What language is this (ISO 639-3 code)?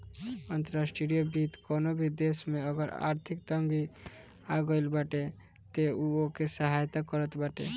bho